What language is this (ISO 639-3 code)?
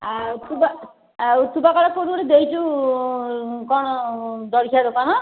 ori